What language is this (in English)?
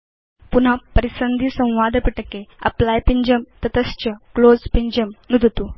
Sanskrit